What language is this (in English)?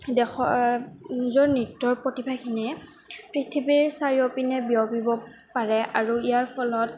Assamese